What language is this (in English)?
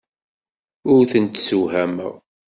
Kabyle